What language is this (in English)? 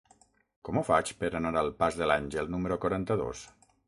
Catalan